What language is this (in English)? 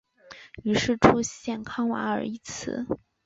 Chinese